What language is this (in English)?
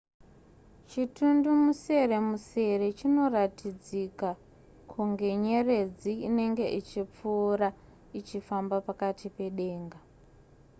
Shona